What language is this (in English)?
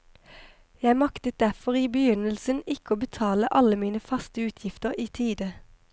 Norwegian